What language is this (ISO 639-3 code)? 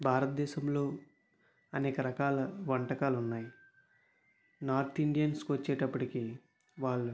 tel